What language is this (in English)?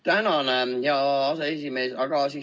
Estonian